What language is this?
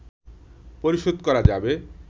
Bangla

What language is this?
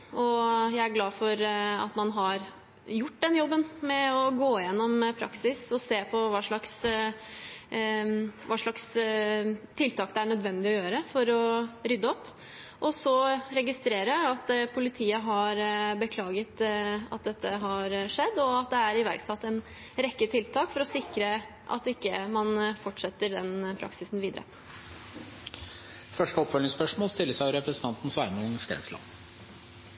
Norwegian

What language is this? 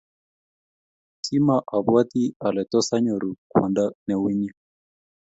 Kalenjin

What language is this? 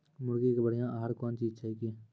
Maithili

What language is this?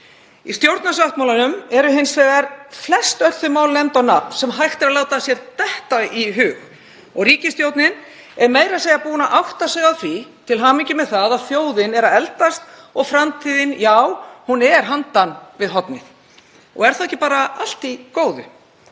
Icelandic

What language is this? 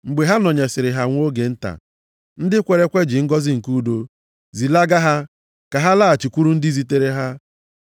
Igbo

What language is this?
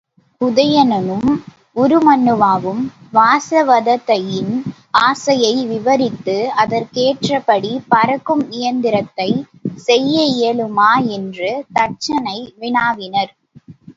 Tamil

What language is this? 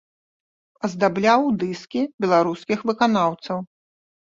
Belarusian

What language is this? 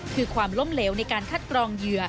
Thai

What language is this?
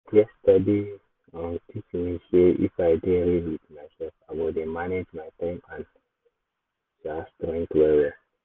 Nigerian Pidgin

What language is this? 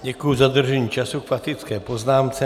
Czech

